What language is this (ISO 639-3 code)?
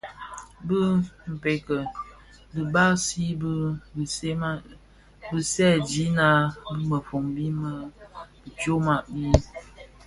ksf